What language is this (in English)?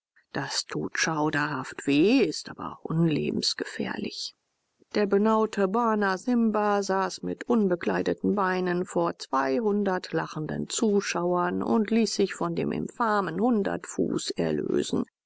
German